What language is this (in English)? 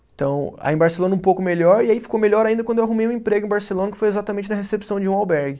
Portuguese